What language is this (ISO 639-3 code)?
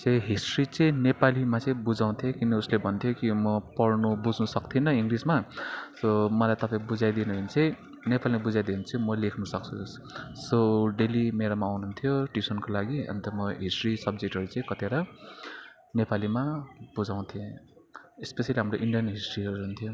nep